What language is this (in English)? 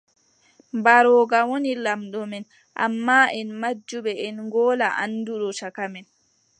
Adamawa Fulfulde